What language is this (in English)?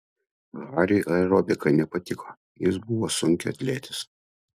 Lithuanian